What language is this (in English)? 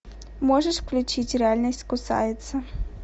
Russian